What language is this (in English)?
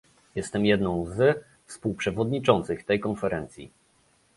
Polish